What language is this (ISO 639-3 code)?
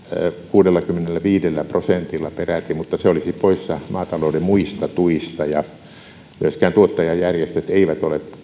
fin